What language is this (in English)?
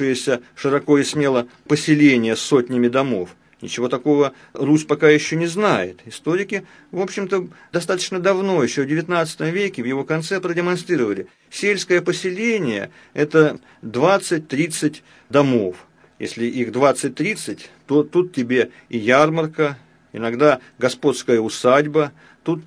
Russian